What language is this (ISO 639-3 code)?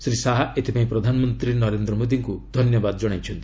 ori